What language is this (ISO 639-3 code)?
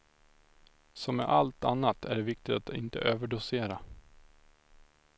swe